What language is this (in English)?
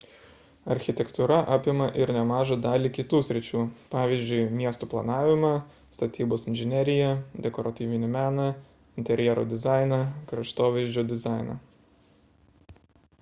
Lithuanian